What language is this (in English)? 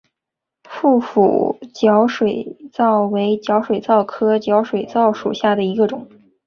Chinese